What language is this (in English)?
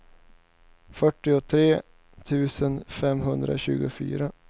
Swedish